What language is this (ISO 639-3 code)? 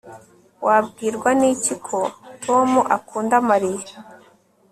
kin